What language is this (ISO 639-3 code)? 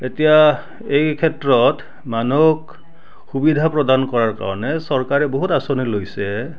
asm